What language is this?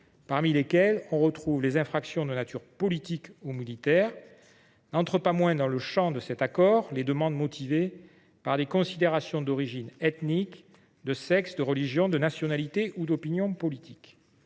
French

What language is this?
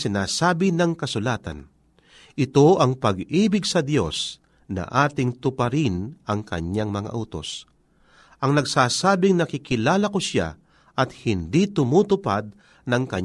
Filipino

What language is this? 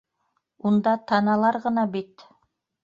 Bashkir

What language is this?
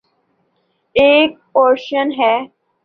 Urdu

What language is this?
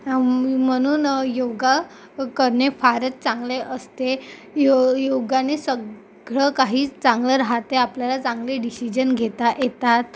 Marathi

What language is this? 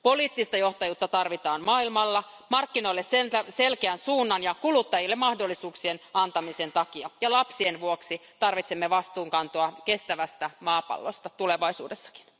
Finnish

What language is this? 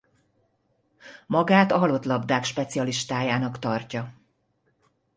Hungarian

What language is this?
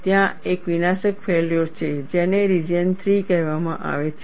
Gujarati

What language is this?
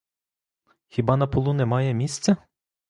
Ukrainian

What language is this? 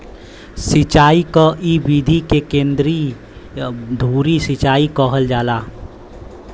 Bhojpuri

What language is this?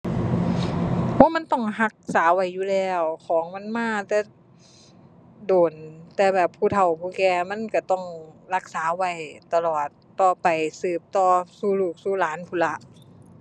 Thai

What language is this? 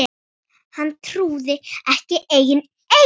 Icelandic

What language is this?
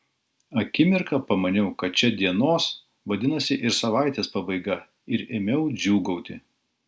Lithuanian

